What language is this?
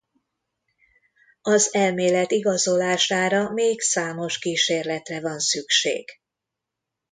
Hungarian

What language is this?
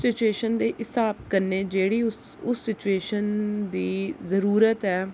Dogri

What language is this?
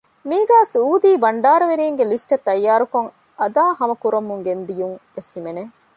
Divehi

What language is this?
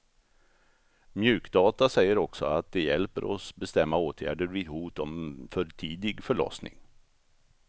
Swedish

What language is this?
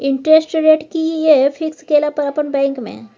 Maithili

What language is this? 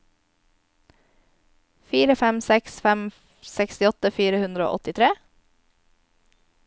Norwegian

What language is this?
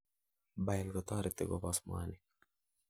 Kalenjin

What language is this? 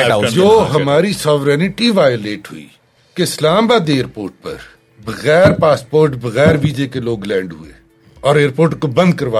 Urdu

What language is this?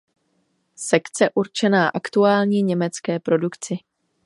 Czech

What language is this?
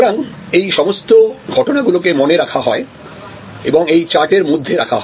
Bangla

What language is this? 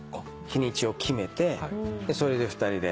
Japanese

